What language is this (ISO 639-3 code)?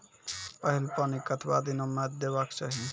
mai